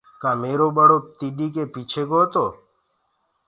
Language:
Gurgula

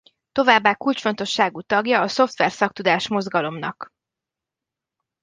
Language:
Hungarian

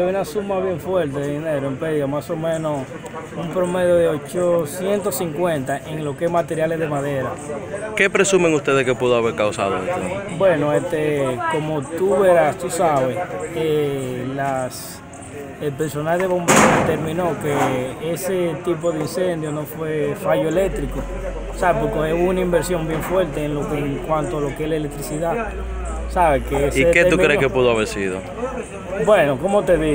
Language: Spanish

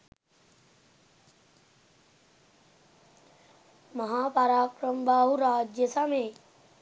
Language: Sinhala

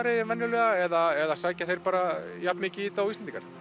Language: Icelandic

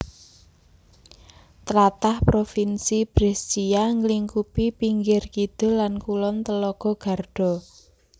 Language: Javanese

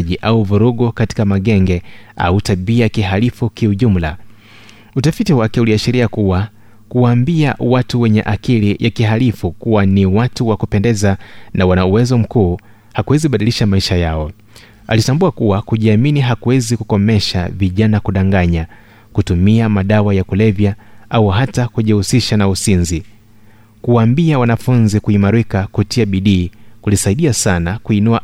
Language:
Swahili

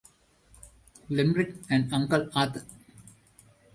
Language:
English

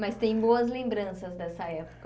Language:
Portuguese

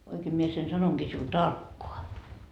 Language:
Finnish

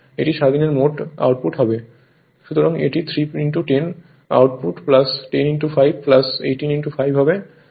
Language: Bangla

